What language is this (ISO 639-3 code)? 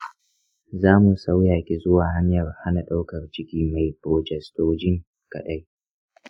hau